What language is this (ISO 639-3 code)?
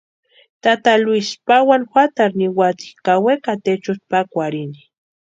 pua